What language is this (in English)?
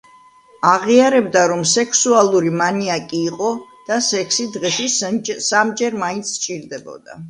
Georgian